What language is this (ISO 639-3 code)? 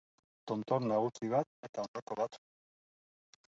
eus